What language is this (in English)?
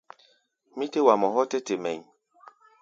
Gbaya